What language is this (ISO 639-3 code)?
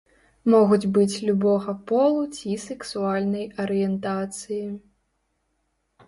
bel